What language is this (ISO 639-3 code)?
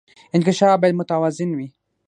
pus